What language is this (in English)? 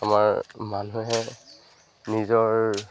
Assamese